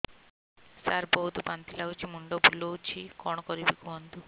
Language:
Odia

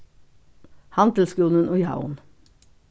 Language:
Faroese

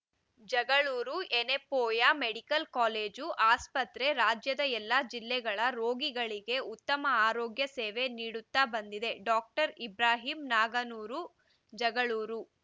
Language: Kannada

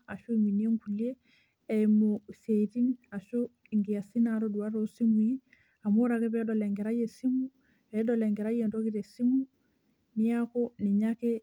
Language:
Masai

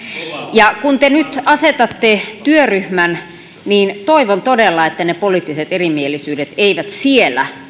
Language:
Finnish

